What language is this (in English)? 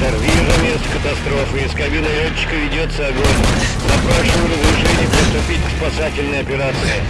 Russian